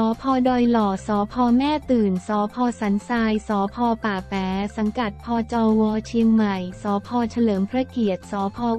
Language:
Thai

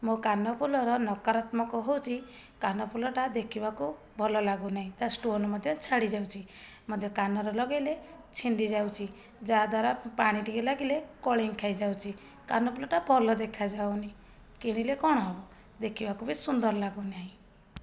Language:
Odia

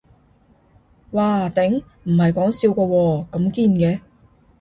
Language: Cantonese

